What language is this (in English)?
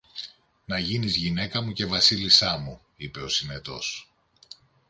Greek